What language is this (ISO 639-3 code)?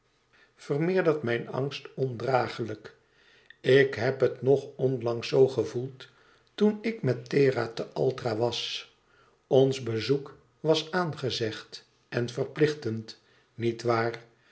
nld